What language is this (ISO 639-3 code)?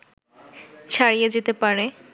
ben